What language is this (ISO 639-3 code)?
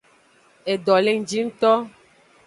ajg